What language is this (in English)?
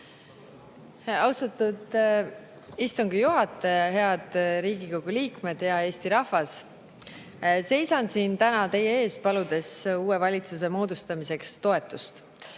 Estonian